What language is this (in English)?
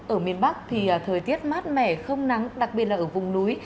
Vietnamese